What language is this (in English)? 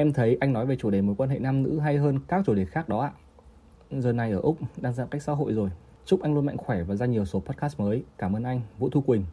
Vietnamese